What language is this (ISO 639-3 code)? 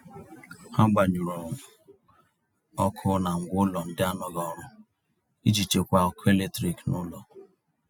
ibo